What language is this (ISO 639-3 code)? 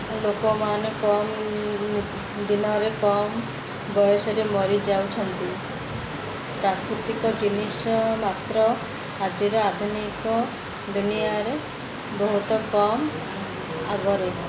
ori